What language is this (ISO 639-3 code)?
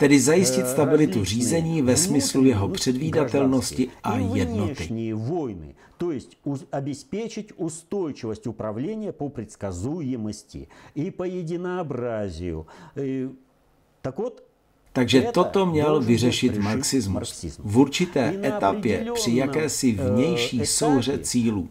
ces